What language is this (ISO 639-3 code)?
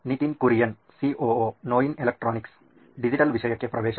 kan